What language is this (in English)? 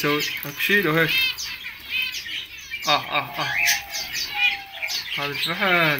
Arabic